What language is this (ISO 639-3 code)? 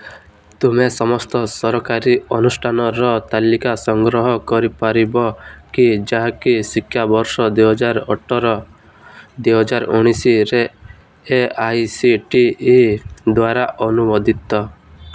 ori